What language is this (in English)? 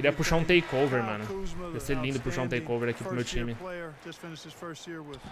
Portuguese